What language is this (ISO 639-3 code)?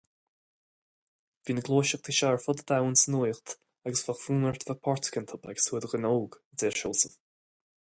gle